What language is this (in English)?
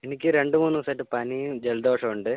Malayalam